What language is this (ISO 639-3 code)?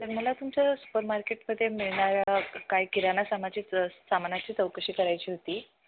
mar